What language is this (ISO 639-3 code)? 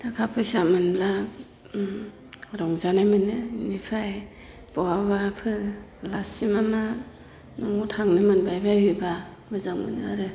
brx